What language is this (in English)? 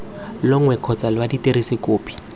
Tswana